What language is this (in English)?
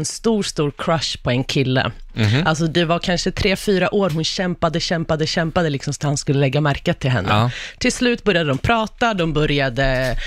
Swedish